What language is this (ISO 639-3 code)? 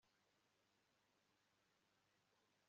kin